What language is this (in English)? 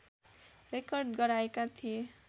Nepali